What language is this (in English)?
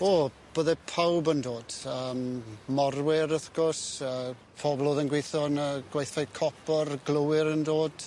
Welsh